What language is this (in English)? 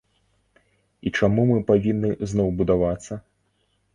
Belarusian